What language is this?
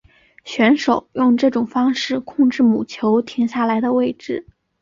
Chinese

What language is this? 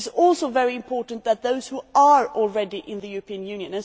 English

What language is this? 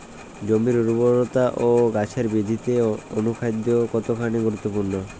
Bangla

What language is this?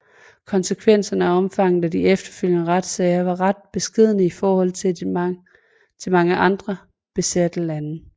Danish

